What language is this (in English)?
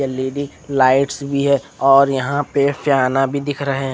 Hindi